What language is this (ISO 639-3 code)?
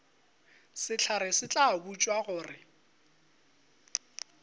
nso